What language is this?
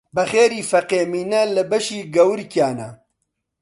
Central Kurdish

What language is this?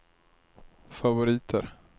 Swedish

